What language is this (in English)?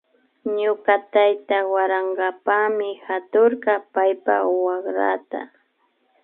Imbabura Highland Quichua